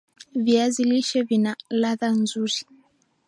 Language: Swahili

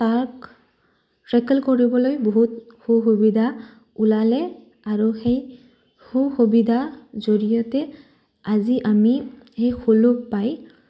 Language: Assamese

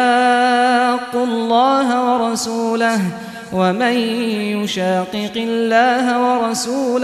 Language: Arabic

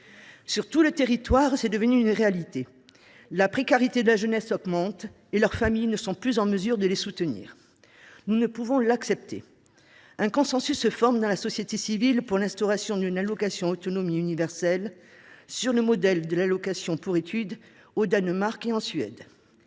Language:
French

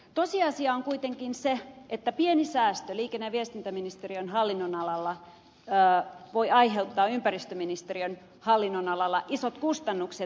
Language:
Finnish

